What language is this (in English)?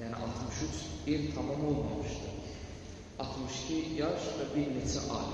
Turkish